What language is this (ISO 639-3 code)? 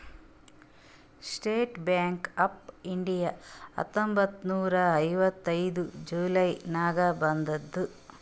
kan